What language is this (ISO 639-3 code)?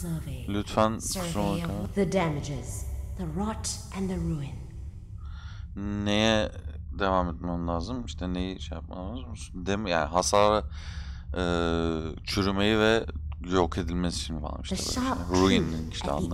tur